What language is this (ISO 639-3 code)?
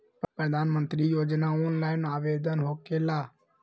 mag